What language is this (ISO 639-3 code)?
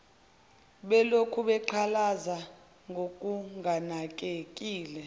zul